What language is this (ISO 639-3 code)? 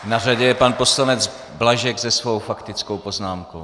ces